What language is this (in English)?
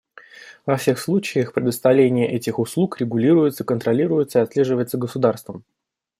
Russian